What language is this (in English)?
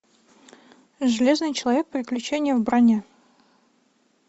Russian